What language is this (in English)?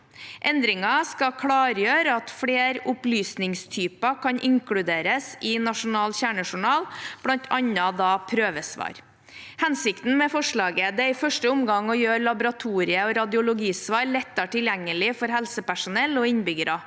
Norwegian